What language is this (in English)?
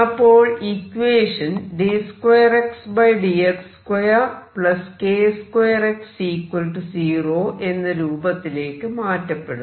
Malayalam